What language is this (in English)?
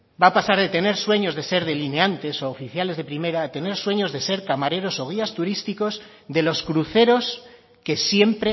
Spanish